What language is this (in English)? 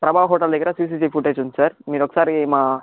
Telugu